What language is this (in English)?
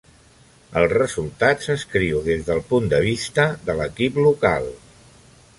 Catalan